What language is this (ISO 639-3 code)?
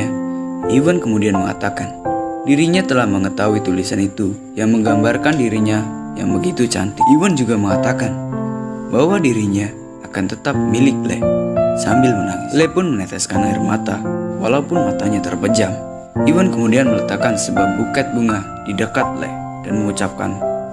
ind